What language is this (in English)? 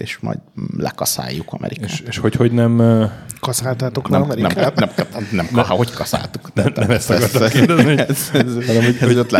Hungarian